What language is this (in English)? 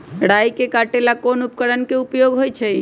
Magahi